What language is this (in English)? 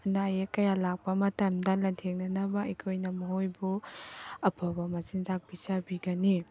Manipuri